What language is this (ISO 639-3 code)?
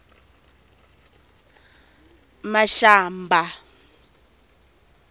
tso